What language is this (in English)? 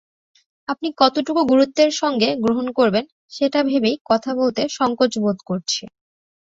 Bangla